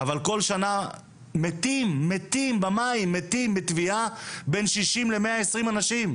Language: Hebrew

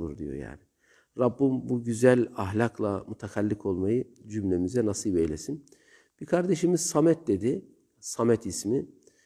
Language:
Turkish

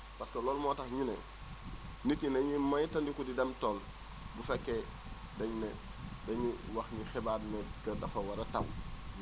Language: Wolof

